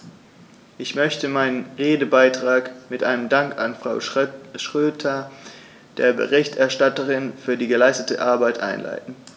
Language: German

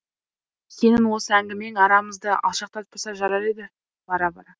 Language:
Kazakh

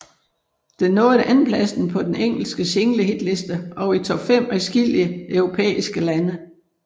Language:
Danish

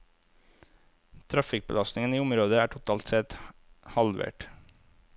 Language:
Norwegian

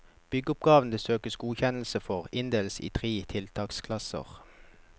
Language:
Norwegian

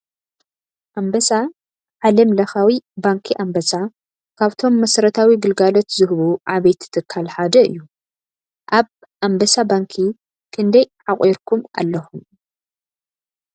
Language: Tigrinya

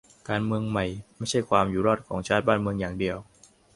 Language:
Thai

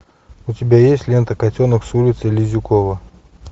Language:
Russian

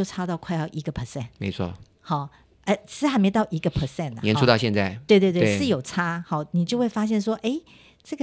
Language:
Chinese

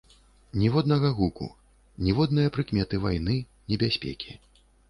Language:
Belarusian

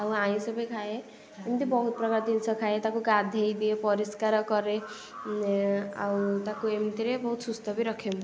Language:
Odia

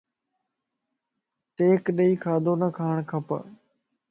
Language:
Lasi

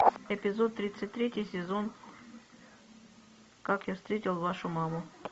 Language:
Russian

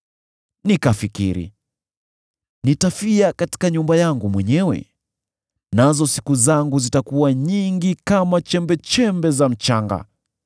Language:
Swahili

